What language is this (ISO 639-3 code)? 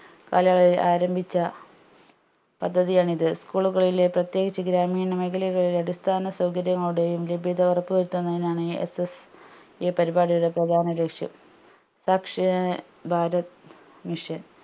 mal